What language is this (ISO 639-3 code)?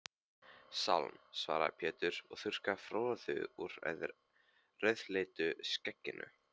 isl